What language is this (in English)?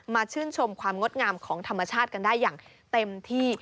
Thai